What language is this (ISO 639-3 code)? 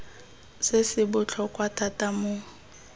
tsn